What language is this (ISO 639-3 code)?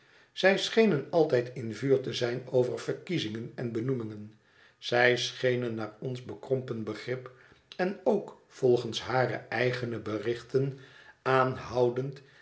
nld